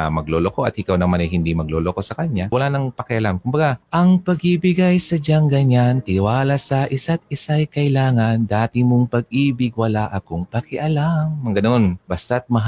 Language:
Filipino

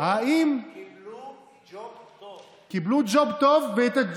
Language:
Hebrew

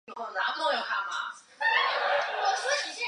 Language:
Chinese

